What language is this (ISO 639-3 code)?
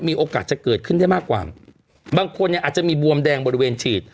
tha